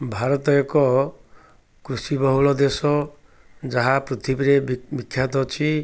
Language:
Odia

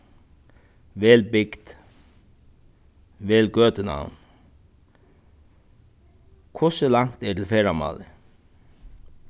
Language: Faroese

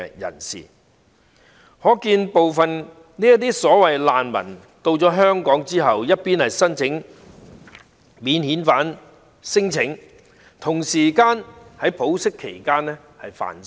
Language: Cantonese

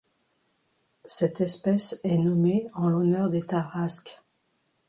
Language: French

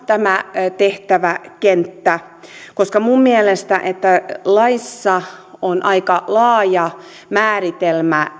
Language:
Finnish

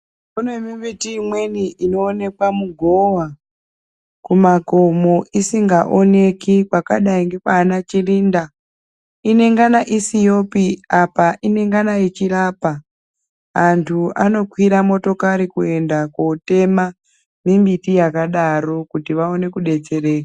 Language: Ndau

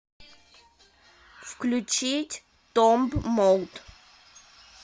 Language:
Russian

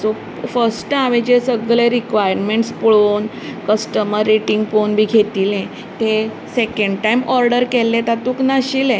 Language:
Konkani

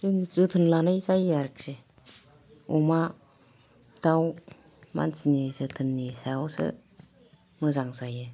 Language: Bodo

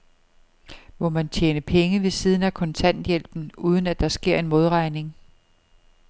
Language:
Danish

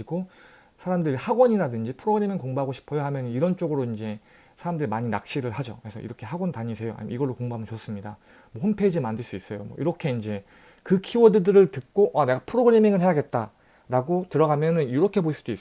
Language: Korean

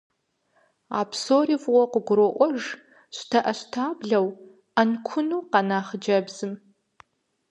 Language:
Kabardian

